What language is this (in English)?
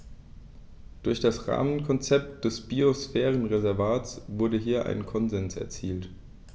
German